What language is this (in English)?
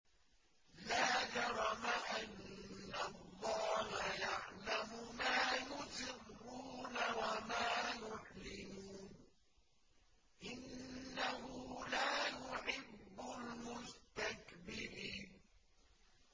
Arabic